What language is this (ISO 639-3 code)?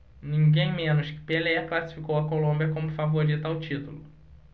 por